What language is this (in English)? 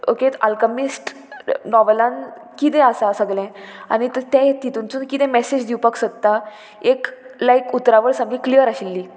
Konkani